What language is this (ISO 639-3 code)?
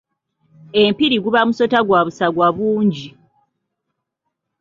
lug